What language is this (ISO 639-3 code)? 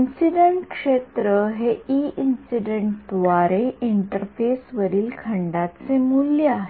mar